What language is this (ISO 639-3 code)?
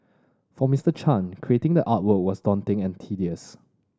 eng